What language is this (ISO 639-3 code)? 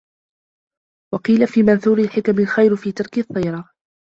ara